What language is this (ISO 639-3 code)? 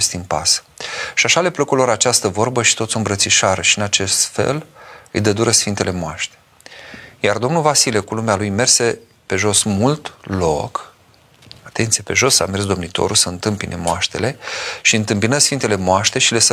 ron